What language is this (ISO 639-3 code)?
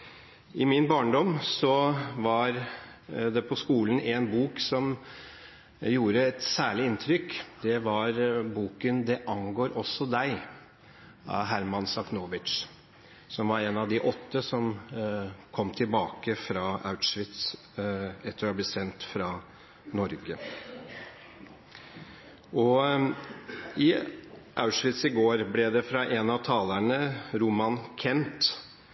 nob